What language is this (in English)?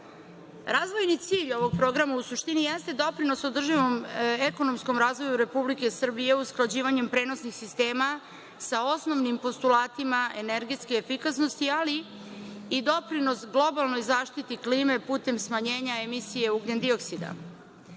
Serbian